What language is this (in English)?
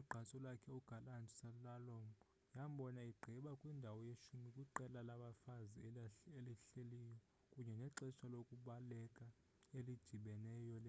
Xhosa